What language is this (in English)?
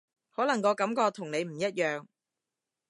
Cantonese